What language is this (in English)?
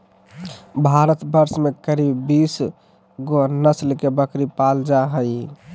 Magahi